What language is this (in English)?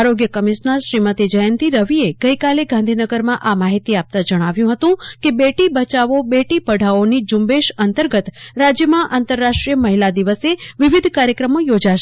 Gujarati